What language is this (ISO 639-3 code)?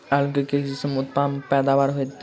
mai